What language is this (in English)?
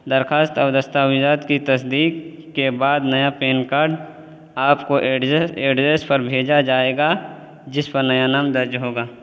Urdu